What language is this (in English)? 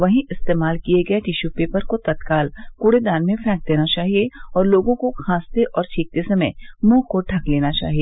Hindi